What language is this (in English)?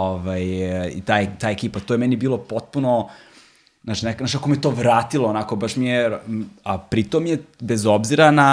Croatian